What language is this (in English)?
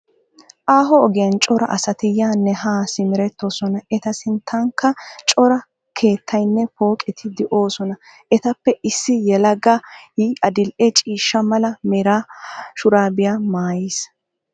Wolaytta